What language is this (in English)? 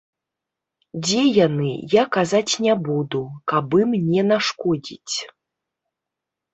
Belarusian